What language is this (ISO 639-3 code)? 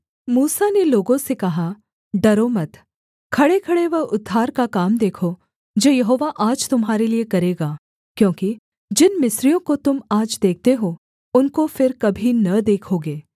hin